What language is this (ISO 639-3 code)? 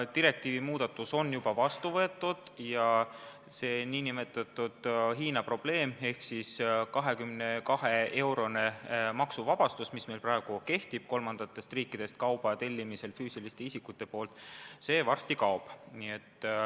est